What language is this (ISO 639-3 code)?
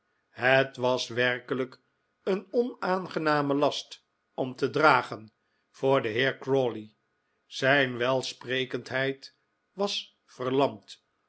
nld